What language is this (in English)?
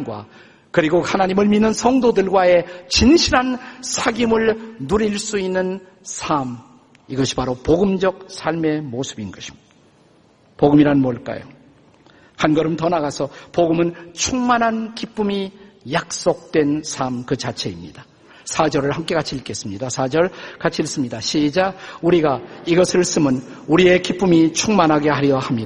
Korean